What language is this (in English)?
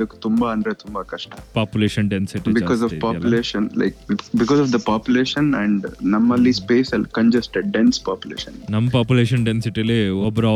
Kannada